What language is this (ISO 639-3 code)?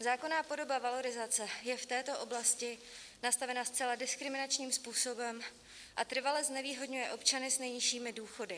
ces